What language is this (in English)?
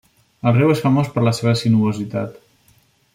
Catalan